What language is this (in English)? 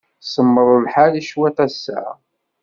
Kabyle